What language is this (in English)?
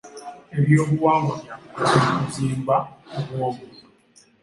Ganda